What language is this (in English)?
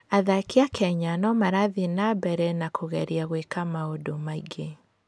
Kikuyu